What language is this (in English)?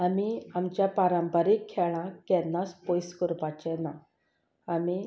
Konkani